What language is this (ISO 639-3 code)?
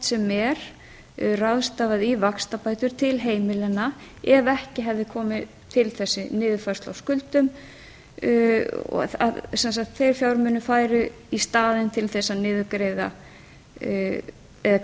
isl